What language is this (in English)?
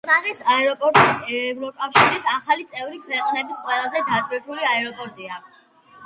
Georgian